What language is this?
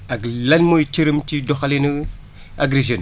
Wolof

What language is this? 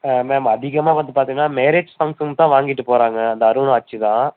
Tamil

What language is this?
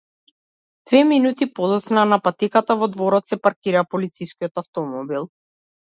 Macedonian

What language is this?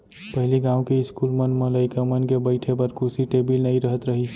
Chhattisgarhi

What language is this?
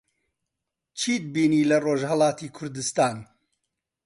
Central Kurdish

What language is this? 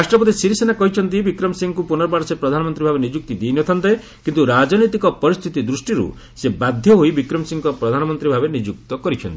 Odia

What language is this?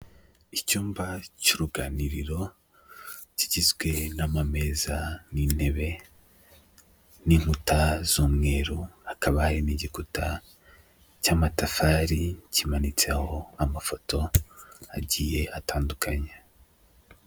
Kinyarwanda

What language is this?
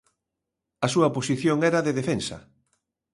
Galician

